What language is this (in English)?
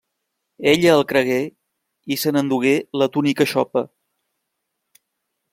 Catalan